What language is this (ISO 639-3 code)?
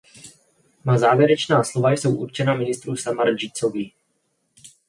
ces